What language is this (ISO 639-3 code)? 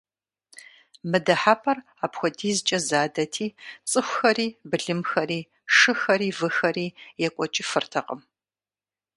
kbd